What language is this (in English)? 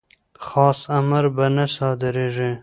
Pashto